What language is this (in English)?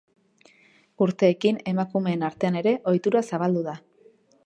Basque